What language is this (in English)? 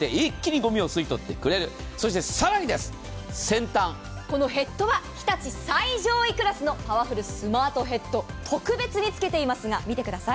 Japanese